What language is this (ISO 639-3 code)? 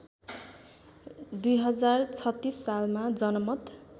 nep